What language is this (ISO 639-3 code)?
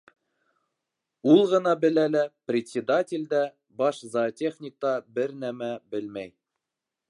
bak